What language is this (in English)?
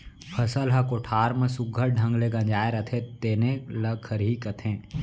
Chhattisgarhi